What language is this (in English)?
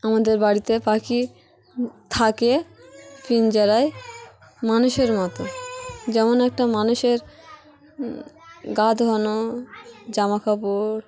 Bangla